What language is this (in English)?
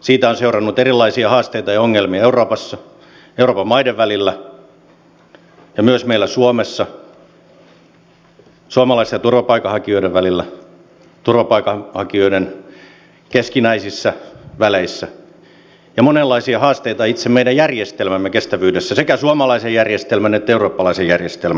Finnish